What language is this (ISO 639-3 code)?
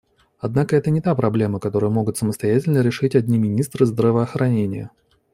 rus